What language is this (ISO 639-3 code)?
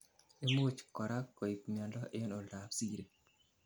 kln